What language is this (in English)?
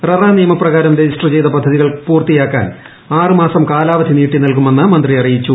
Malayalam